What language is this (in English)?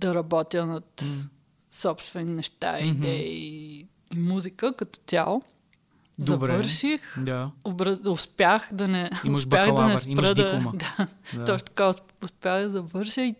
Bulgarian